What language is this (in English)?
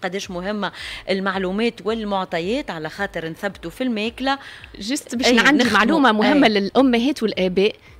Arabic